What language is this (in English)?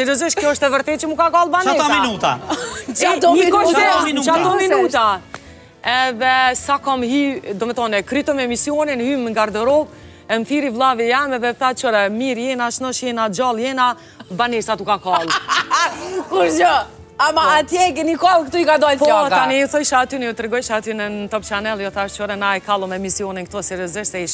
Romanian